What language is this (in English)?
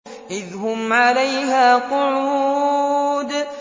Arabic